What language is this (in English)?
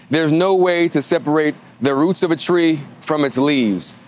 English